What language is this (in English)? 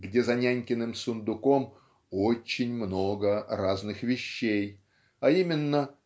Russian